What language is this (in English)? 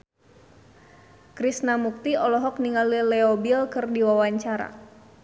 Sundanese